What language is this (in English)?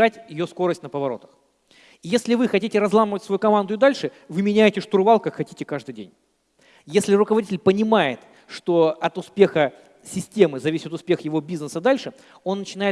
Russian